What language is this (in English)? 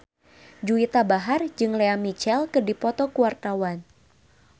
Sundanese